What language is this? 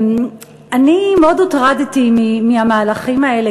Hebrew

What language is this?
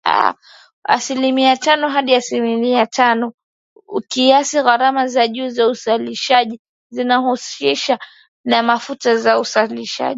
Swahili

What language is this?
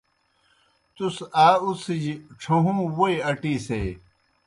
Kohistani Shina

